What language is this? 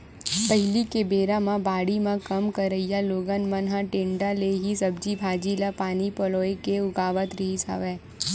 Chhattisgarhi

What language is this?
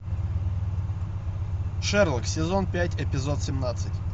Russian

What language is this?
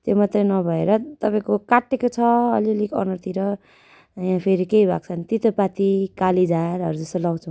Nepali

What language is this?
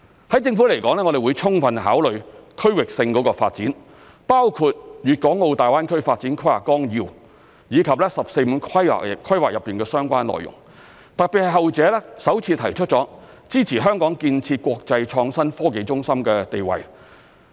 Cantonese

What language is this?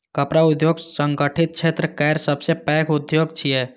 Maithili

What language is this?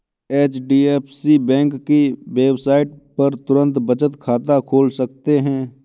Hindi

